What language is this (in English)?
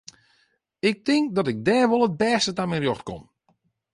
Western Frisian